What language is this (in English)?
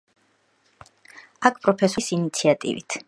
Georgian